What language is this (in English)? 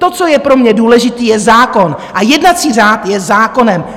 Czech